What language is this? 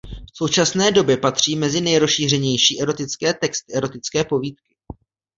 Czech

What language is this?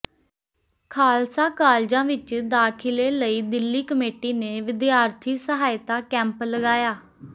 Punjabi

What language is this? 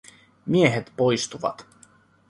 Finnish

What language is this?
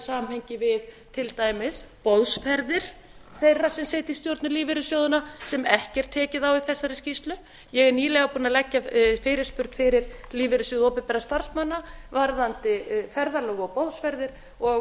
Icelandic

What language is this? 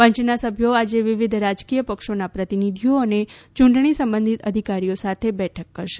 Gujarati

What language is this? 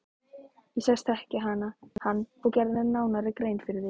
Icelandic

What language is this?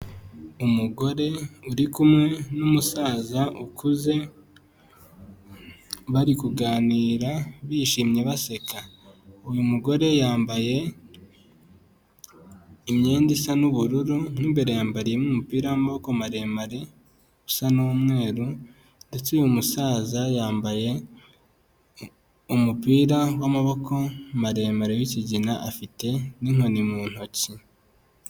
Kinyarwanda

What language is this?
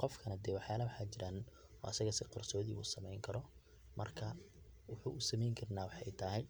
Somali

